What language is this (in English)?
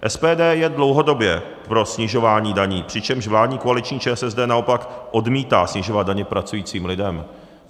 Czech